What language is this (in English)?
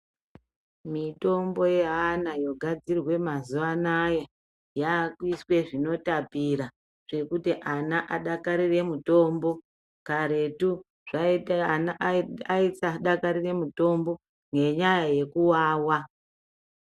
Ndau